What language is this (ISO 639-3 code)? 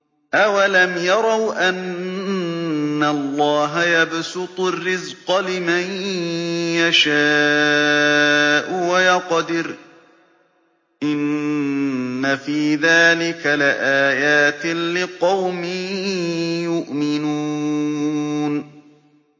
ara